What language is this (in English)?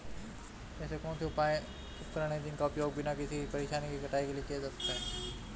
Hindi